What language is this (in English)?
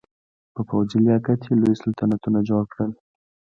Pashto